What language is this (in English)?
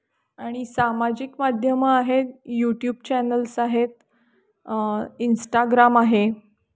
Marathi